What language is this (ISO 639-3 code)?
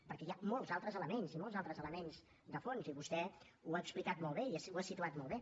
cat